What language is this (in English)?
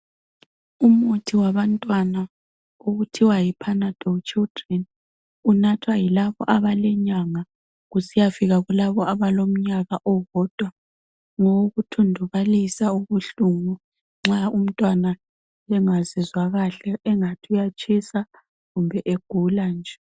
North Ndebele